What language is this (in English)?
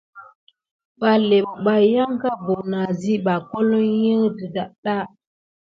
Gidar